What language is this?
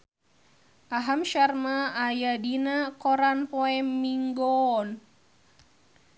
Sundanese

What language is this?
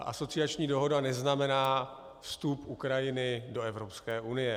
Czech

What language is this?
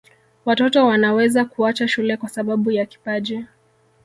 Swahili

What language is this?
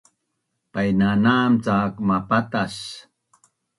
Bunun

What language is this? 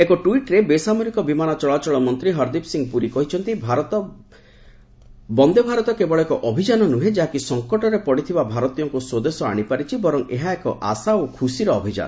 Odia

